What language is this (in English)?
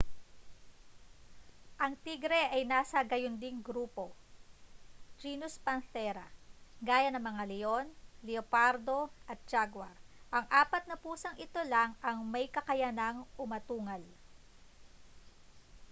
Filipino